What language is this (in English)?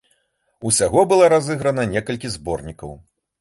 Belarusian